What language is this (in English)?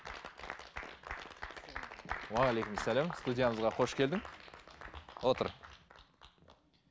Kazakh